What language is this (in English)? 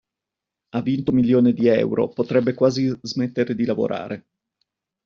Italian